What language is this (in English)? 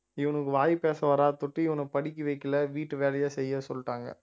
Tamil